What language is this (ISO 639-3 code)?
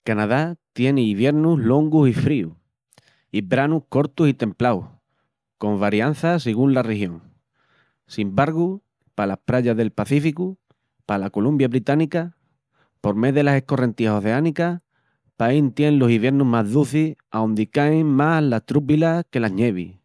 ext